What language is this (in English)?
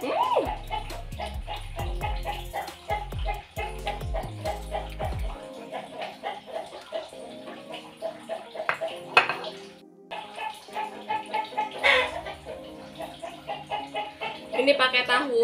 Indonesian